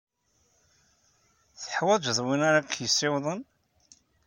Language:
Kabyle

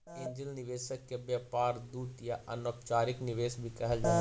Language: Magahi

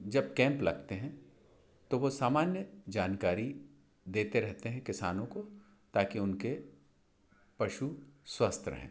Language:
Hindi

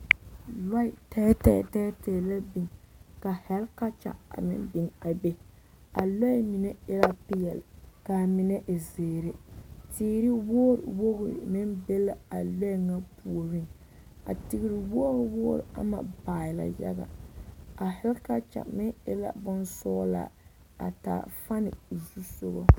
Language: Southern Dagaare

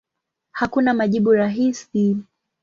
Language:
Swahili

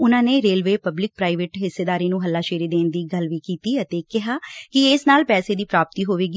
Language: Punjabi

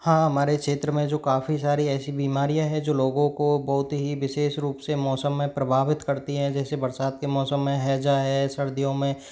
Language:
Hindi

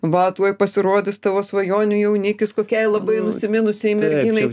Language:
Lithuanian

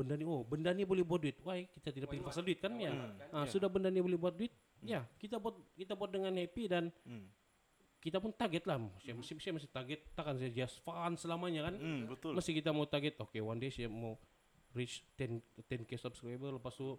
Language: Malay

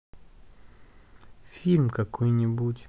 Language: Russian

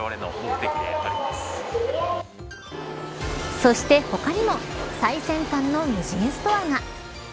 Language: Japanese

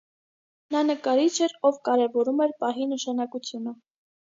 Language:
Armenian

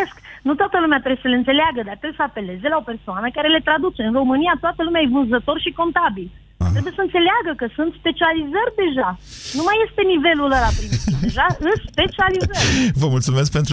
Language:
Romanian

